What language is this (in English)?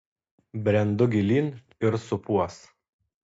Lithuanian